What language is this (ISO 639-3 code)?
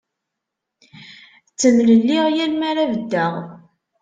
kab